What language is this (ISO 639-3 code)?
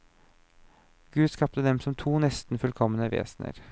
nor